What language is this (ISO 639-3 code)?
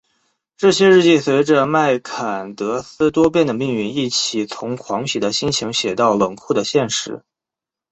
zho